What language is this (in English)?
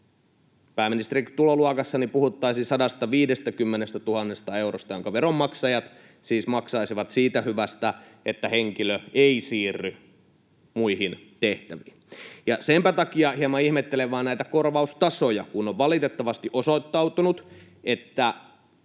Finnish